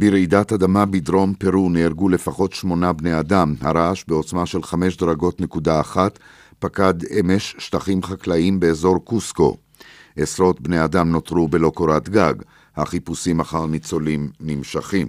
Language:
Hebrew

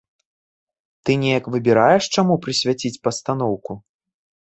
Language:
Belarusian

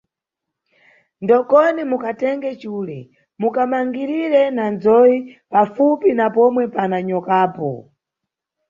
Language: Nyungwe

